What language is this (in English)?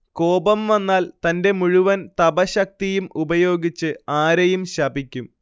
Malayalam